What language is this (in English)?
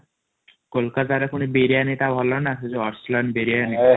Odia